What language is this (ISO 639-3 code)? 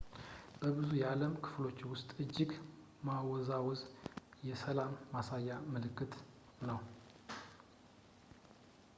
amh